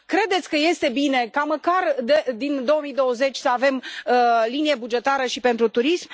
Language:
Romanian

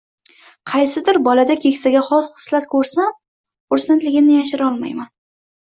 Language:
Uzbek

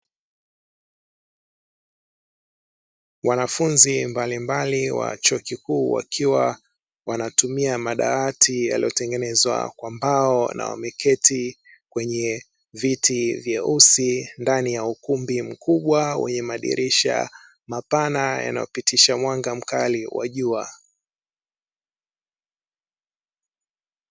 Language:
Swahili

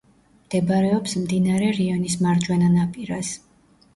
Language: Georgian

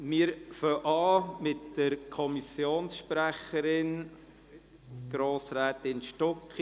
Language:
Swiss German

